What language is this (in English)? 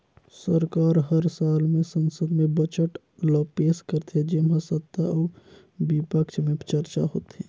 Chhattisgarhi